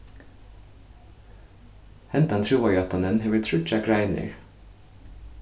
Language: Faroese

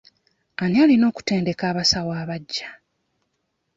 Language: Ganda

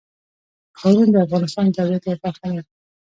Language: Pashto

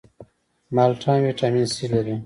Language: Pashto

